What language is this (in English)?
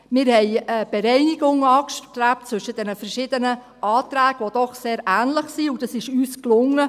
Swiss German